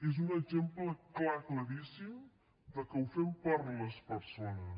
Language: Catalan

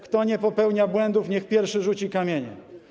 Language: Polish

